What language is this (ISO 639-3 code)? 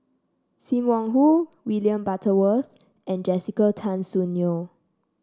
eng